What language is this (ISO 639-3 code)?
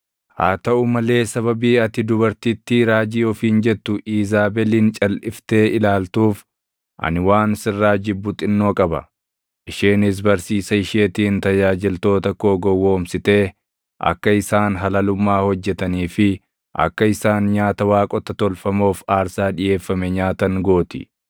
orm